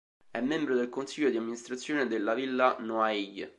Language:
Italian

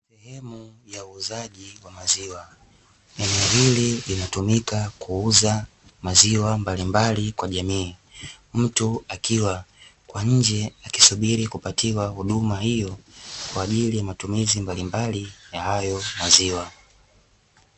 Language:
Swahili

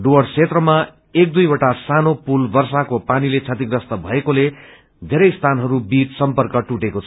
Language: Nepali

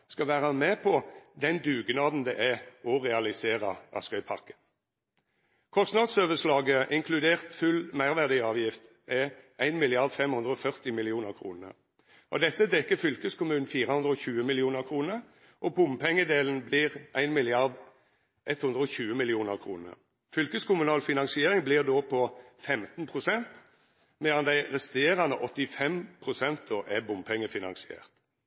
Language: Norwegian Nynorsk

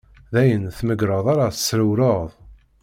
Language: Kabyle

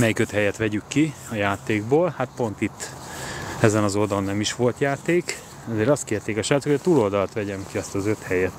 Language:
Hungarian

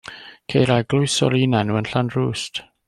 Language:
Welsh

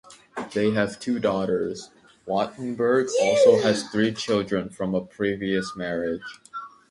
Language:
English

